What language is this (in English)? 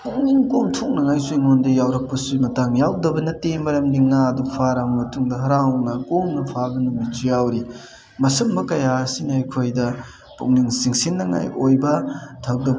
Manipuri